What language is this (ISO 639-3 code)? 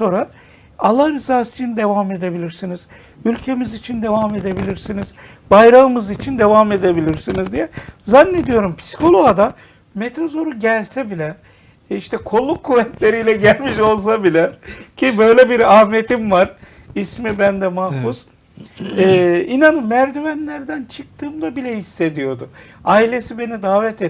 tur